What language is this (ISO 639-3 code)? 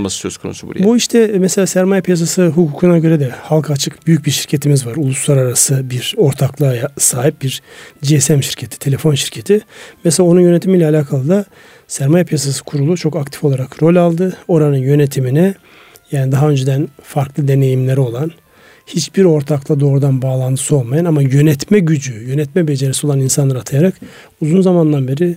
tur